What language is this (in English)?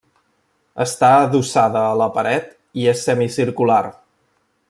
Catalan